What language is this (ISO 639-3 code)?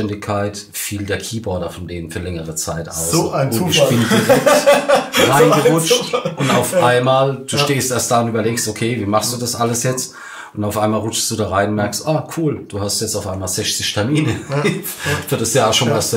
deu